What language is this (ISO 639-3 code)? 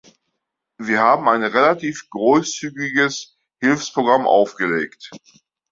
deu